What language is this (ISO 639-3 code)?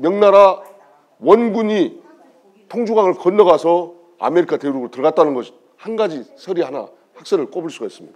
kor